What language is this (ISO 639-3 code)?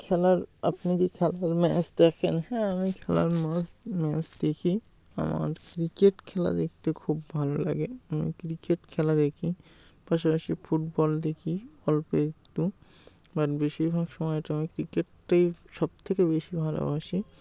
ben